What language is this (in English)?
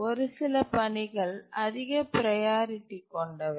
Tamil